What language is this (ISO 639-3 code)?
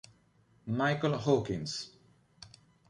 ita